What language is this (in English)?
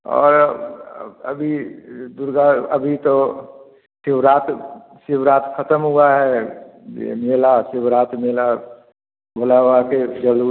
Hindi